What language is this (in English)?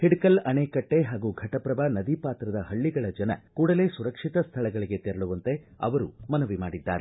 Kannada